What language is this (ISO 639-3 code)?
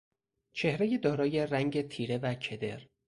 fas